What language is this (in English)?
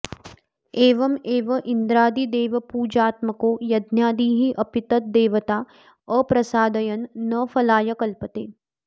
Sanskrit